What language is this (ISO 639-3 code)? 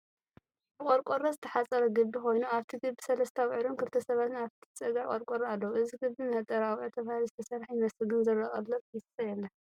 tir